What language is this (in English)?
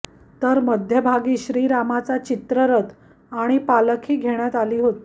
Marathi